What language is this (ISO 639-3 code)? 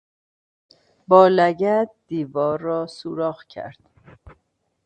fas